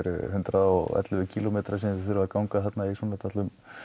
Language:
Icelandic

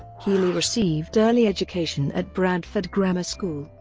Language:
English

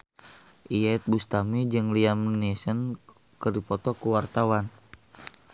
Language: Sundanese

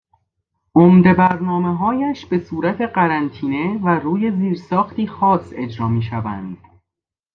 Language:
Persian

